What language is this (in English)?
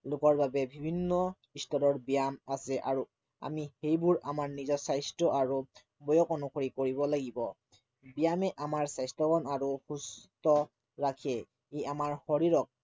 Assamese